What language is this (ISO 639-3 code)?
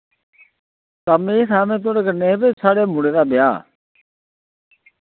doi